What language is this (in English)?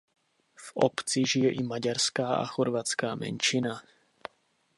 Czech